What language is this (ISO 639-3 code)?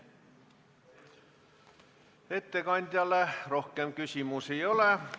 est